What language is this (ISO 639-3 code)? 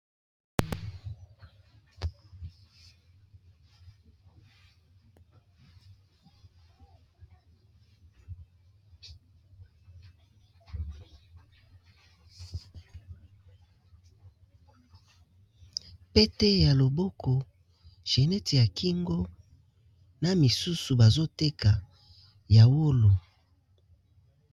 lin